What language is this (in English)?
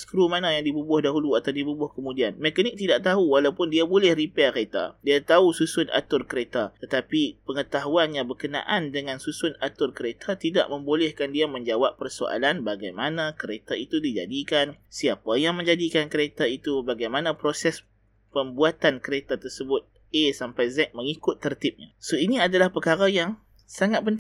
Malay